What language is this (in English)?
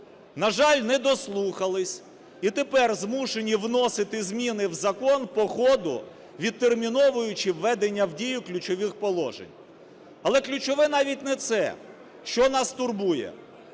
Ukrainian